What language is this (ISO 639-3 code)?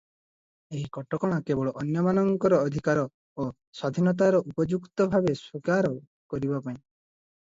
ori